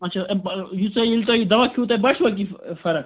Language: Kashmiri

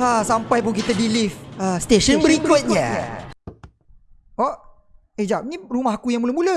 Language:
Malay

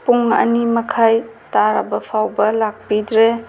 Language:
Manipuri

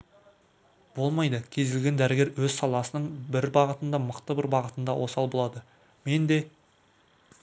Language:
Kazakh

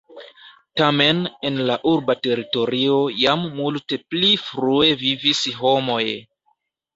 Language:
Esperanto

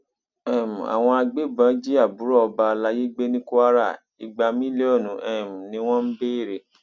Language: Yoruba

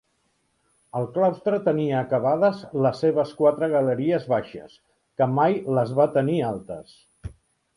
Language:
Catalan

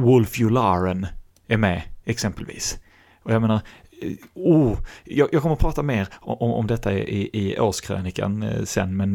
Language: Swedish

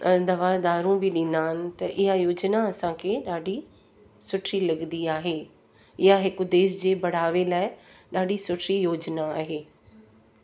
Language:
Sindhi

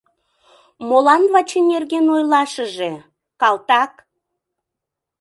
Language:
Mari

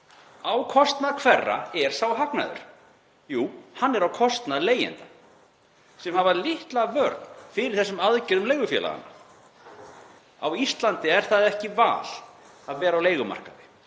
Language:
Icelandic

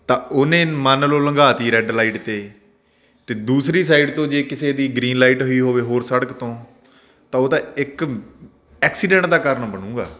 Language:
Punjabi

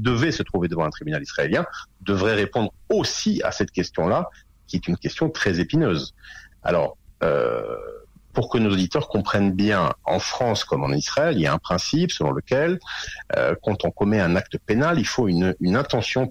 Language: French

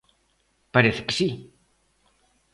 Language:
Galician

